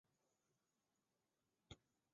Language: Chinese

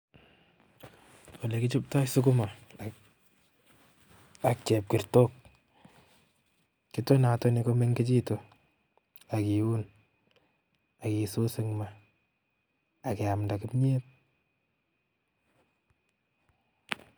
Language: Kalenjin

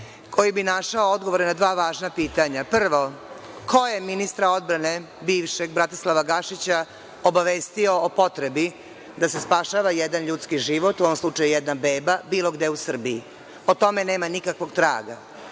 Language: Serbian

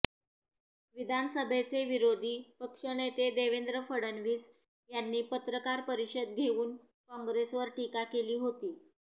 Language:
Marathi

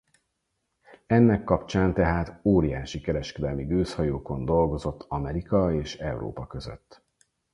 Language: Hungarian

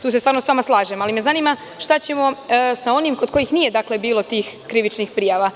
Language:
Serbian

